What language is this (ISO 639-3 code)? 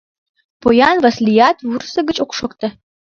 chm